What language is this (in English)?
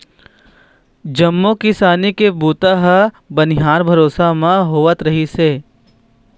Chhattisgarhi